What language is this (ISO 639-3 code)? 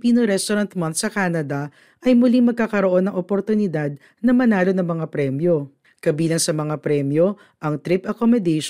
fil